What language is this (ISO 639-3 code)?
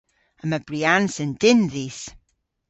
cor